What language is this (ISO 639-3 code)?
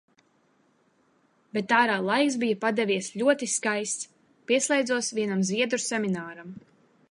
lav